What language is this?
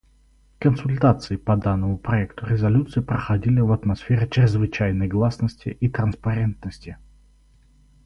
Russian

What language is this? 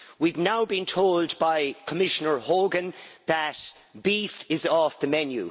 English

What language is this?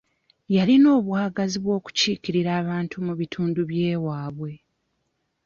Ganda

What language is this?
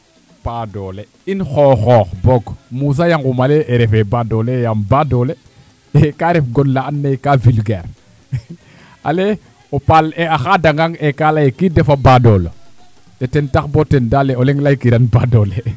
Serer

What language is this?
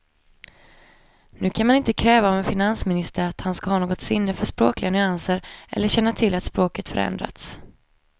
Swedish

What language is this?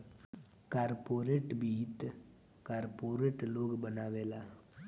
Bhojpuri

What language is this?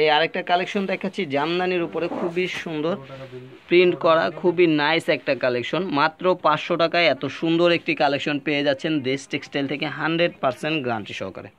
Hindi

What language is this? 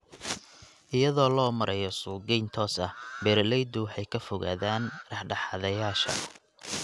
Somali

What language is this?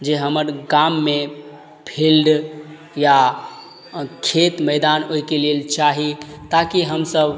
Maithili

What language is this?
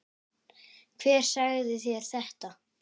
Icelandic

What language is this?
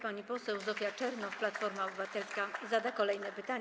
Polish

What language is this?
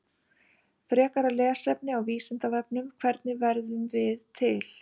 Icelandic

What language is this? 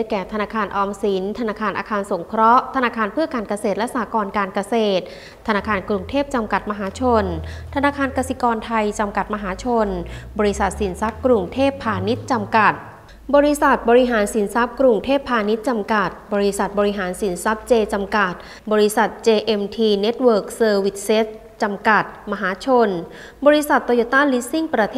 Thai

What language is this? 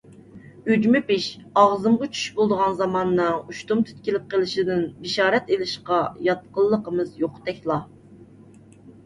Uyghur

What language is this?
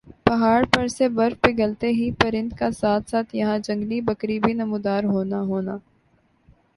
Urdu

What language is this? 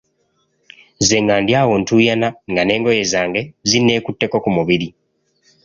Ganda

